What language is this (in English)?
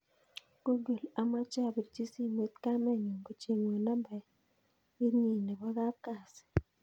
Kalenjin